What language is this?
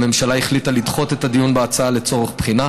Hebrew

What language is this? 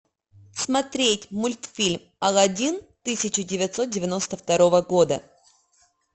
Russian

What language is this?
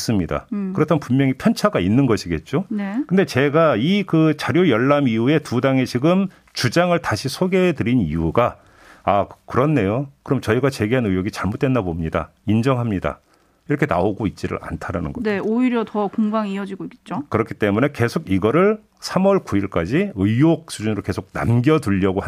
Korean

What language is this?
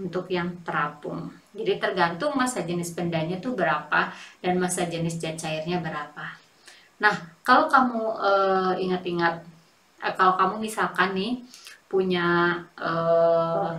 Indonesian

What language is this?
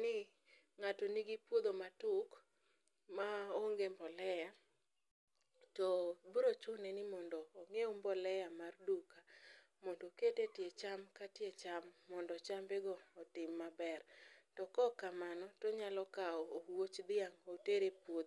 Luo (Kenya and Tanzania)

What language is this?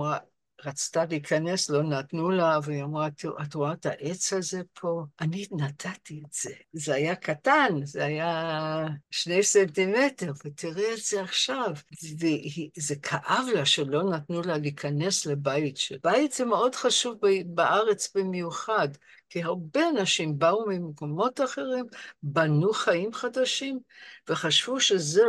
Hebrew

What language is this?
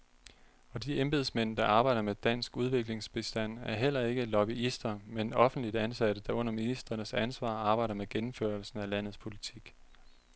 Danish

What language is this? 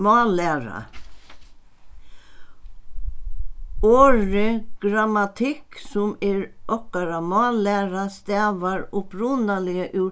Faroese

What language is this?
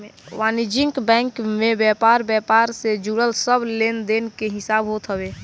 Bhojpuri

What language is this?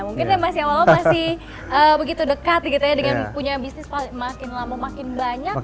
Indonesian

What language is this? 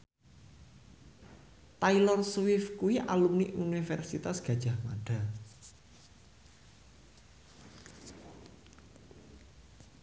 Javanese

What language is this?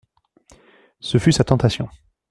French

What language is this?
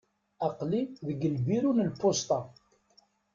Kabyle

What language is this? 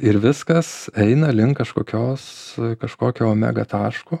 Lithuanian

